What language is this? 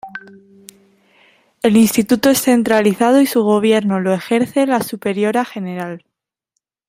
Spanish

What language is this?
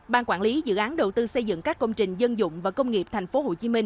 Vietnamese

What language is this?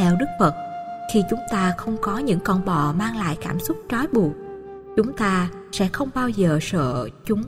Vietnamese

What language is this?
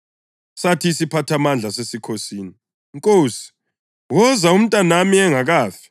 North Ndebele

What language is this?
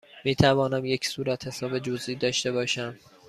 Persian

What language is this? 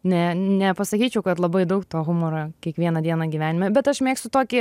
Lithuanian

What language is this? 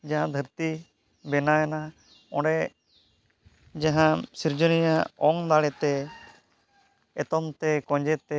Santali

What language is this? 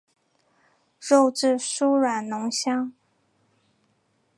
Chinese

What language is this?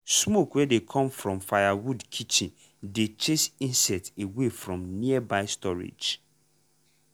Nigerian Pidgin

